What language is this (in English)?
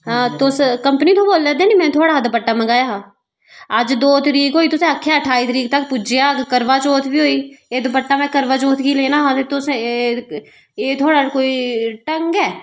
Dogri